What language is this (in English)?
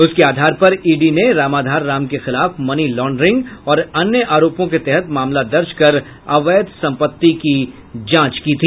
Hindi